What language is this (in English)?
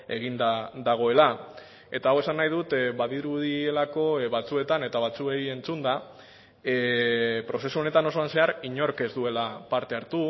Basque